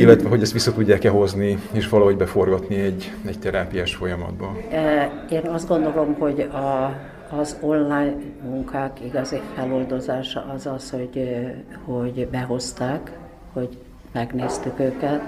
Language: Hungarian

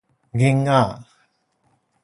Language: Min Nan Chinese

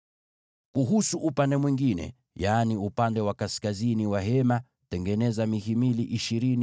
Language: Swahili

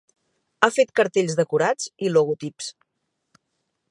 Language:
Catalan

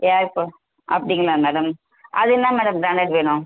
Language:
Tamil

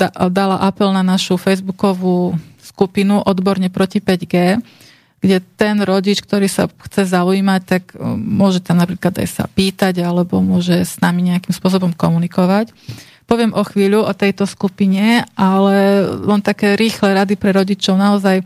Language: Slovak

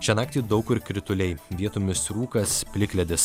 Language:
Lithuanian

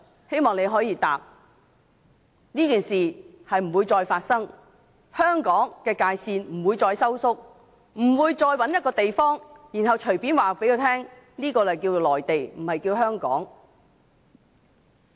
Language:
Cantonese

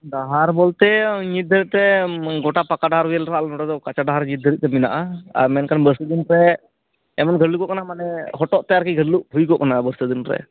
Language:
Santali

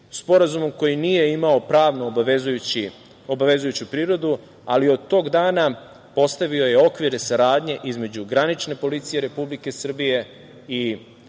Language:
Serbian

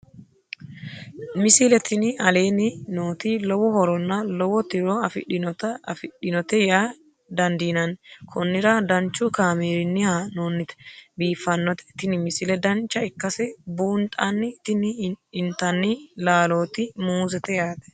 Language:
Sidamo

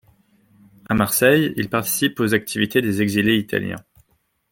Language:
French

